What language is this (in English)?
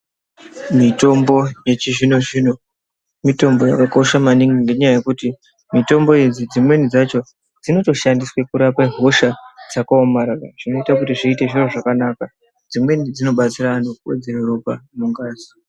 Ndau